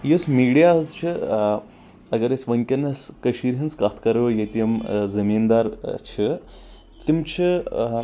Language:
Kashmiri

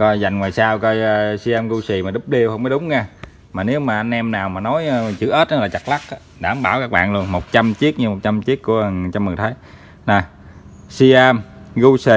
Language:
Vietnamese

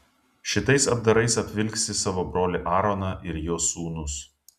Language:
Lithuanian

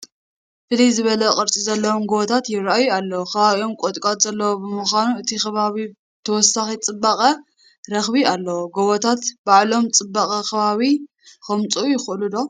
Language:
Tigrinya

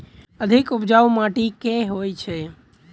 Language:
Maithili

